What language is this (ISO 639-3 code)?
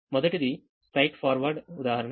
tel